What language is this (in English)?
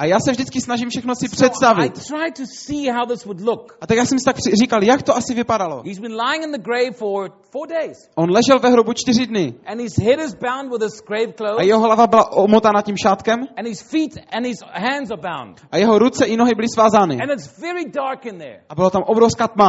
Czech